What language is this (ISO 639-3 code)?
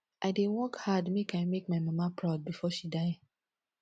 pcm